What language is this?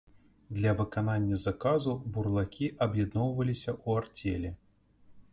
Belarusian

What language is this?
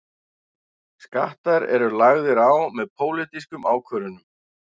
Icelandic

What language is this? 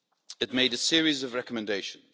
English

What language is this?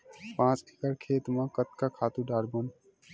Chhattisgarhi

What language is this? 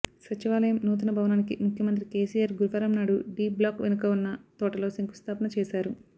Telugu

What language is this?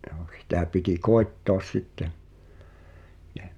Finnish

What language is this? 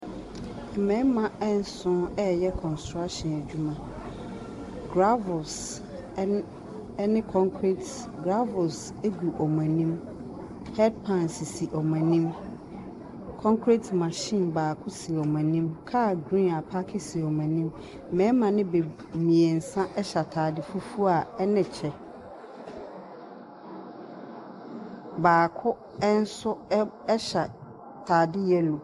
Akan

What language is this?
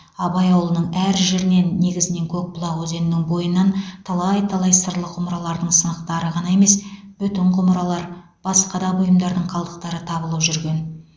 Kazakh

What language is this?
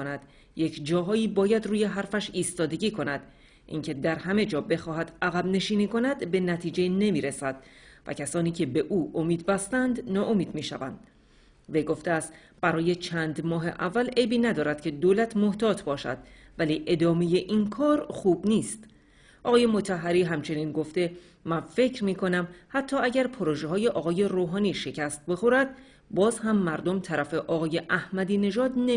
Persian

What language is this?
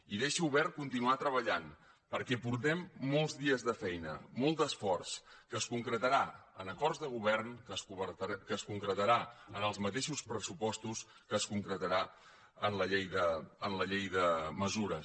Catalan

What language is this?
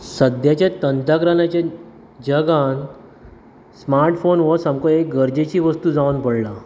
Konkani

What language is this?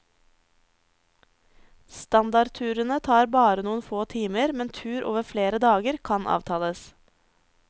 Norwegian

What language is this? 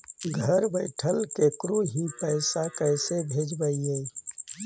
Magahi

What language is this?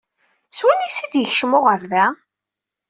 Kabyle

